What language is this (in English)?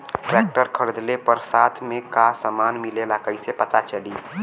Bhojpuri